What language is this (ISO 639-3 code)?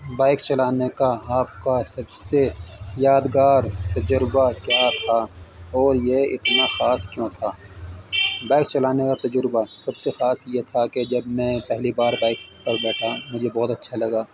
urd